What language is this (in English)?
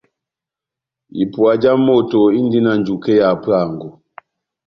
Batanga